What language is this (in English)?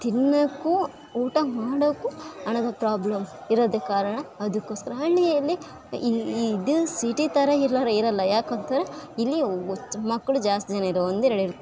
Kannada